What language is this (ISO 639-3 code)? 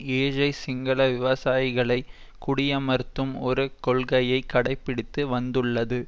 tam